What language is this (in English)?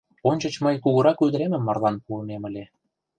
Mari